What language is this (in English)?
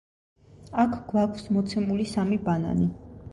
Georgian